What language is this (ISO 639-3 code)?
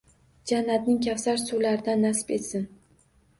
uzb